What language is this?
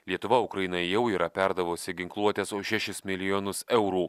Lithuanian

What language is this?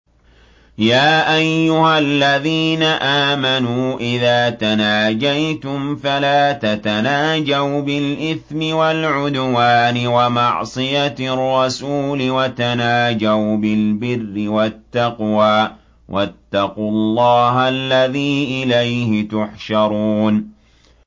Arabic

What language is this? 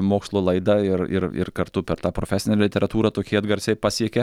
Lithuanian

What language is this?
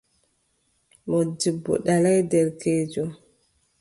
Adamawa Fulfulde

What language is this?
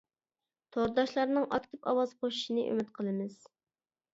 Uyghur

